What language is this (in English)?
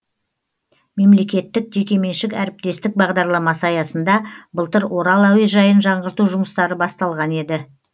Kazakh